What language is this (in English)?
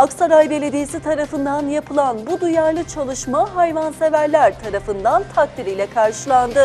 Turkish